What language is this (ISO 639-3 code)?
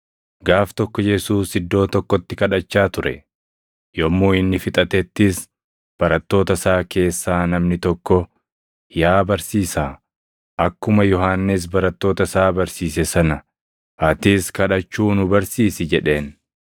orm